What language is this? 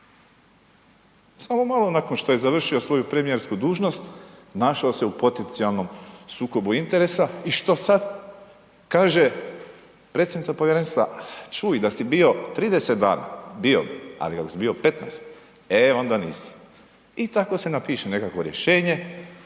Croatian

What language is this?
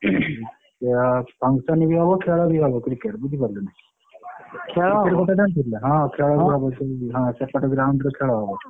Odia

